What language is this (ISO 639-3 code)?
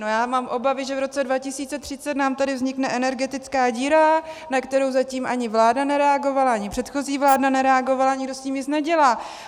ces